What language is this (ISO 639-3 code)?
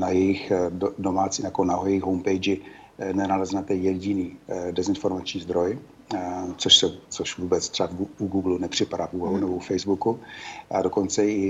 ces